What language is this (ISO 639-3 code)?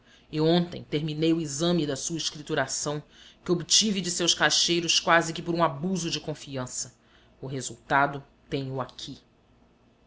por